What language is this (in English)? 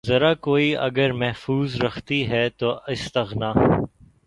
Urdu